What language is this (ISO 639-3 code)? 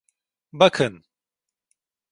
tur